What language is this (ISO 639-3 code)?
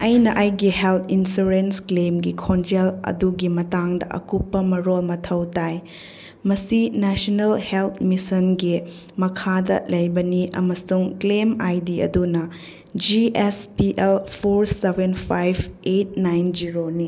mni